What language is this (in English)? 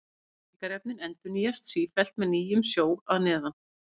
Icelandic